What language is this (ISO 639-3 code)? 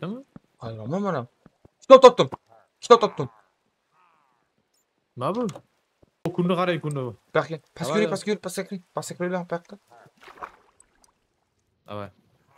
tur